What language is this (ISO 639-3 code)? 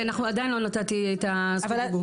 heb